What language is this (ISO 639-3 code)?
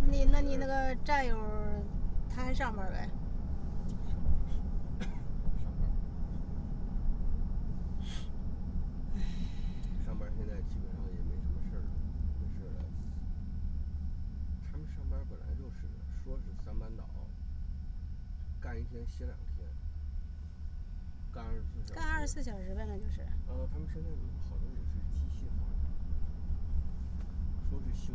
zho